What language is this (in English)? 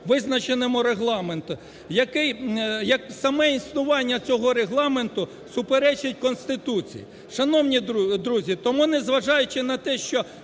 Ukrainian